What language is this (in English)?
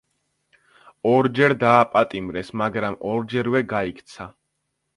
Georgian